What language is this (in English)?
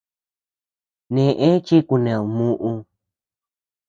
Tepeuxila Cuicatec